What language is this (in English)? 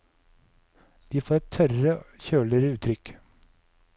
Norwegian